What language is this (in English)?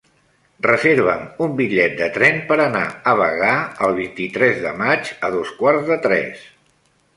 Catalan